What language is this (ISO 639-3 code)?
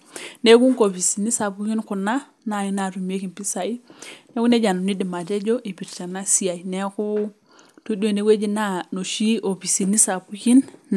mas